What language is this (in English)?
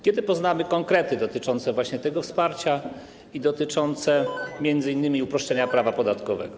Polish